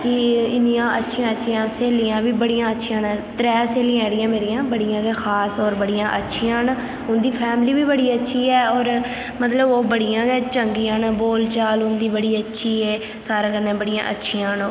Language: Dogri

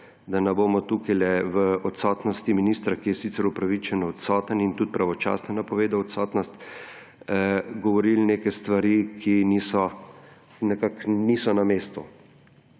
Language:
Slovenian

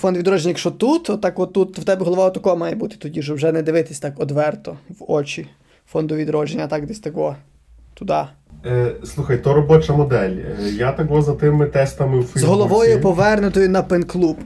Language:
Ukrainian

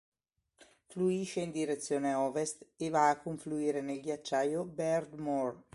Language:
Italian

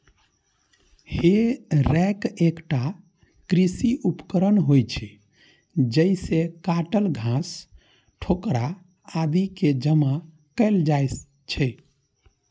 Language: Maithili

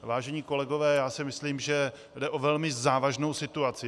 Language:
Czech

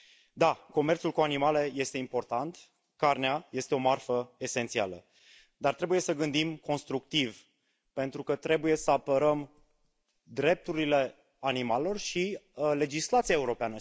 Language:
Romanian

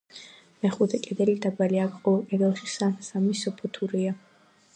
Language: Georgian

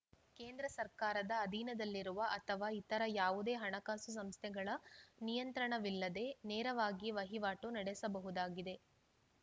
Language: Kannada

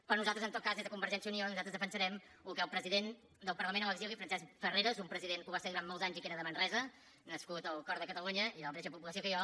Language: Catalan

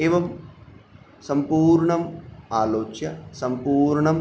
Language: Sanskrit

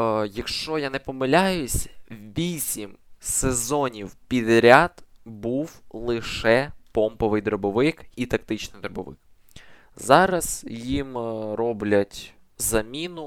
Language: Ukrainian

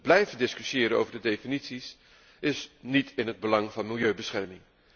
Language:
Dutch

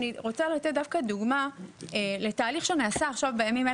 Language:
Hebrew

